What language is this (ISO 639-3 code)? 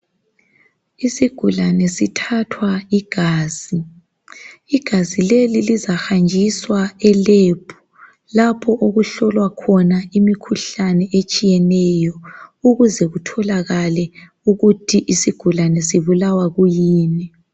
nde